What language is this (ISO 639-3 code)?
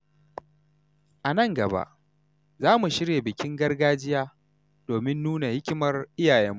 hau